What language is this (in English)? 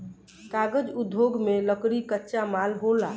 Bhojpuri